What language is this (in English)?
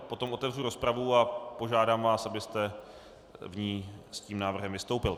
Czech